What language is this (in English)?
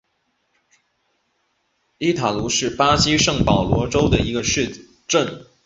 Chinese